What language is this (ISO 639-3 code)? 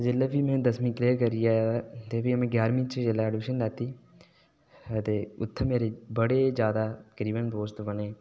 doi